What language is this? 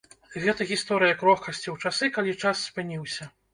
Belarusian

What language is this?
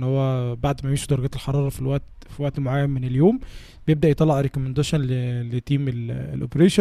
Arabic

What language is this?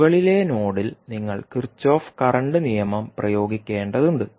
Malayalam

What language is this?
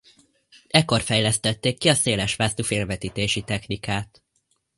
Hungarian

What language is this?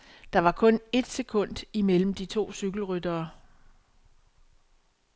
Danish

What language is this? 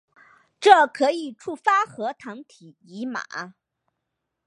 Chinese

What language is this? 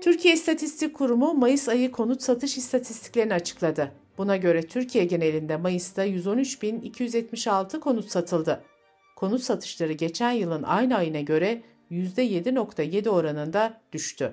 Turkish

